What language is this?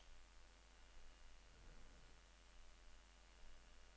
Norwegian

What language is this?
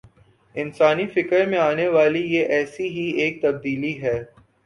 Urdu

